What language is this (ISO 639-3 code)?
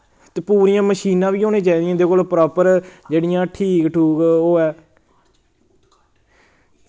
doi